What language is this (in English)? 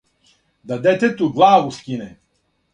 Serbian